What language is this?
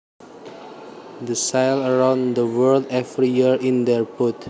Javanese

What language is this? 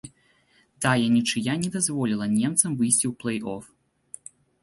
Belarusian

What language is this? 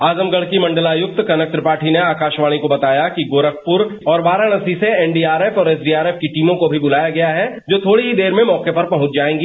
Hindi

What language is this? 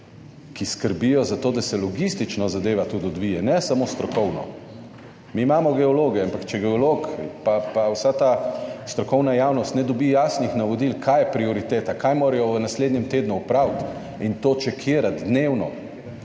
Slovenian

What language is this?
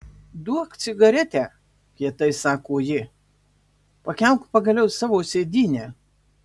Lithuanian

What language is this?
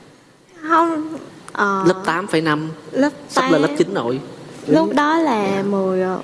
Vietnamese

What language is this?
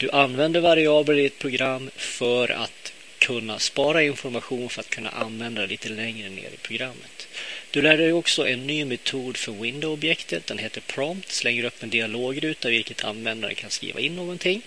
Swedish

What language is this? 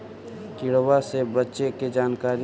Magahi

